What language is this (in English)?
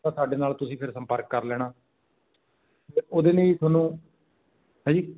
Punjabi